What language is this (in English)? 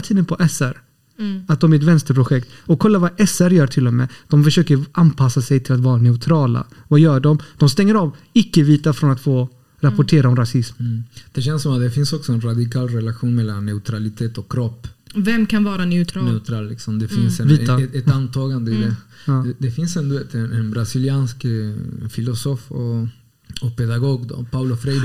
Swedish